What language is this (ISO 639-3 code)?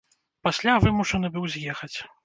bel